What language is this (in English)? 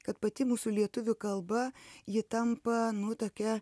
Lithuanian